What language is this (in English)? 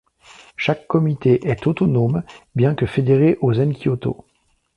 French